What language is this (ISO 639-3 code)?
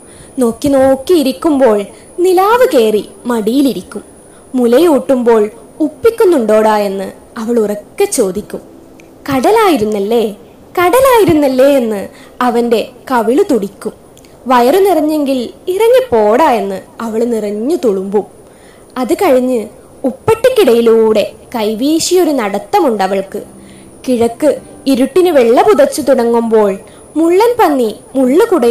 mal